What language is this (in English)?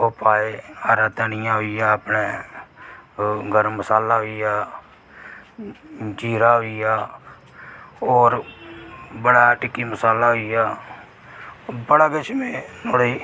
Dogri